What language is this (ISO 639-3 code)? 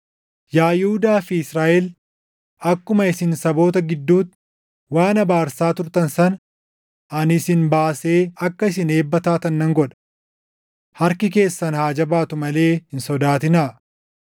orm